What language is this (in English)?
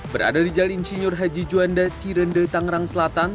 Indonesian